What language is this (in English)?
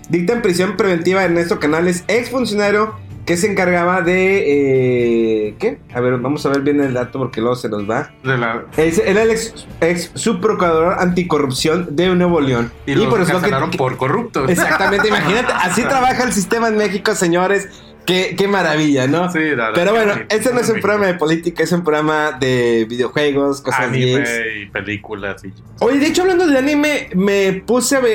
Spanish